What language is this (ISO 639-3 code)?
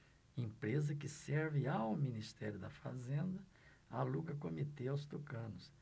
por